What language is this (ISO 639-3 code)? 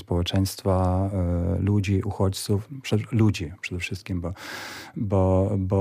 pol